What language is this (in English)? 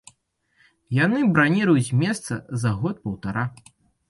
Belarusian